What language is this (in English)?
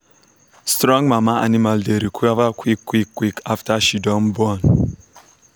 Nigerian Pidgin